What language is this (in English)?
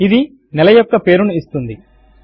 Telugu